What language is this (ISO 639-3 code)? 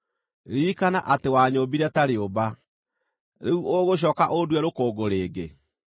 kik